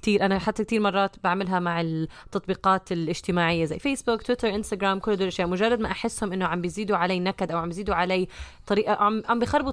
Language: Arabic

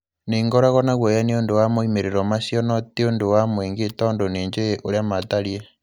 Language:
Kikuyu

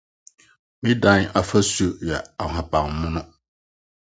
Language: Akan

